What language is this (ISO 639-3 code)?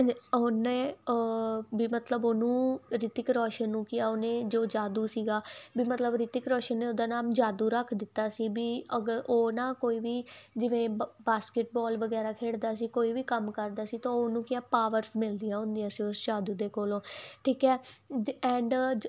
pan